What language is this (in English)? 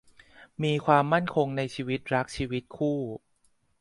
Thai